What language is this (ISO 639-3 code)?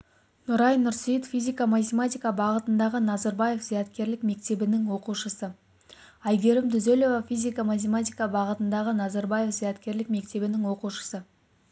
kaz